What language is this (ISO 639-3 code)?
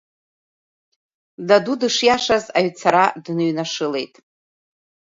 abk